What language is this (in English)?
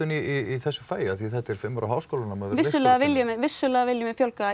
Icelandic